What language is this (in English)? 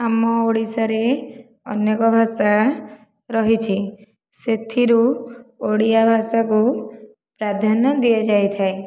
Odia